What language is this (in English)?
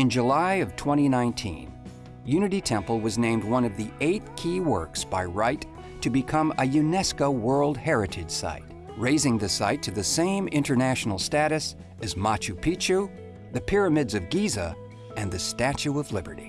English